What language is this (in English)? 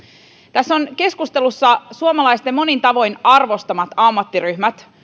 Finnish